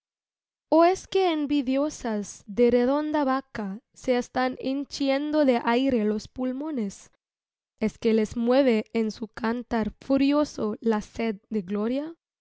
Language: Spanish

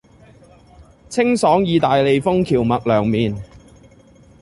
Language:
Cantonese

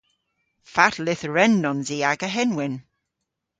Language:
Cornish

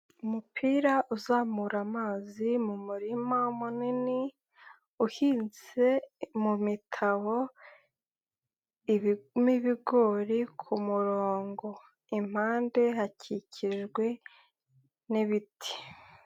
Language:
Kinyarwanda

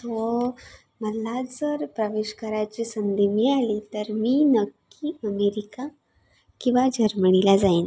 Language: Marathi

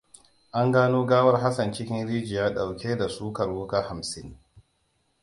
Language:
Hausa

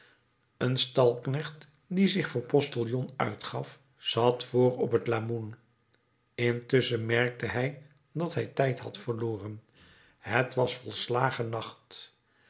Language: Dutch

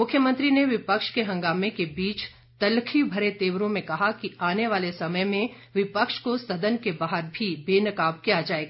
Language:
Hindi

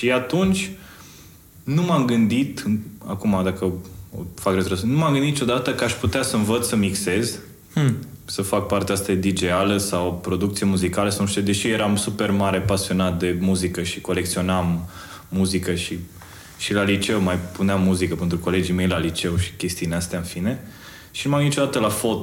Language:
Romanian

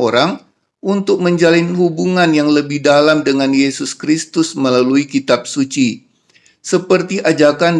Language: Indonesian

